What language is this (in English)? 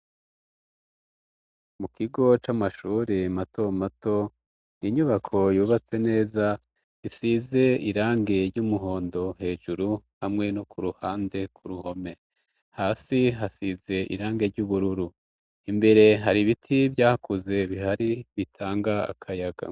Rundi